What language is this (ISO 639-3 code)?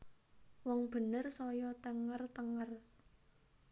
jav